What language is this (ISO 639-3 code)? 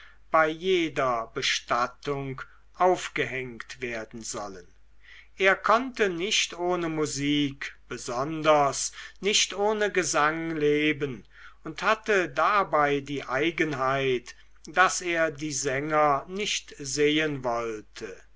deu